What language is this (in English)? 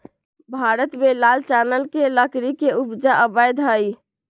Magahi